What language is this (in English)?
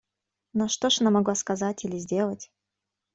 Russian